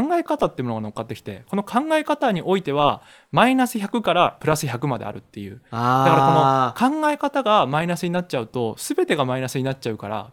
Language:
Japanese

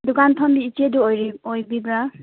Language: Manipuri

